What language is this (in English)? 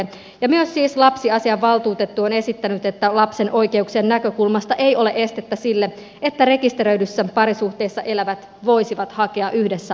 Finnish